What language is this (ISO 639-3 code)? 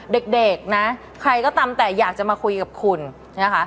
tha